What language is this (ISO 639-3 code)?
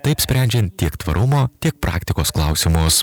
lit